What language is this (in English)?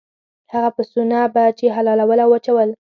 Pashto